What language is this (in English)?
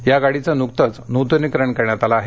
Marathi